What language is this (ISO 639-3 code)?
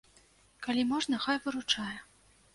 bel